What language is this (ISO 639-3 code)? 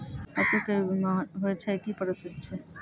mai